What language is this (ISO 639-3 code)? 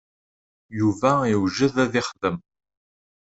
kab